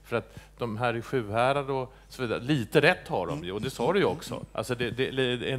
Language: Swedish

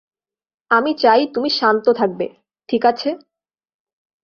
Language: Bangla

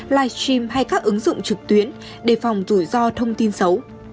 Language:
Vietnamese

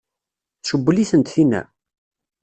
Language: Kabyle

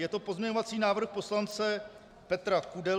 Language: Czech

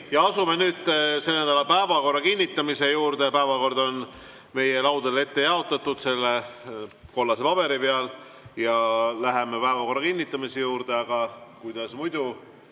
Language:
Estonian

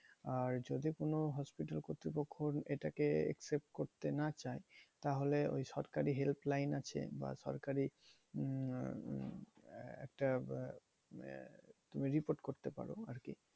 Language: Bangla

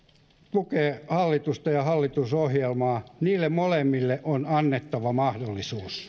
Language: Finnish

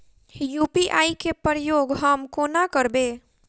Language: Maithili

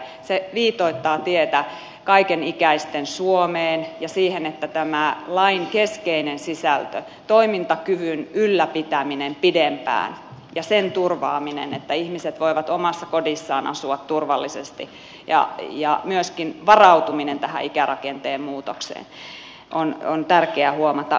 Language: Finnish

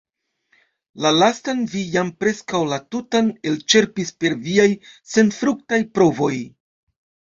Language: Esperanto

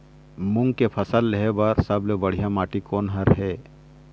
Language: Chhattisgarhi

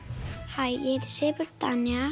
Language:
Icelandic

